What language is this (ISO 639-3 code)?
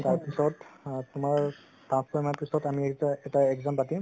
asm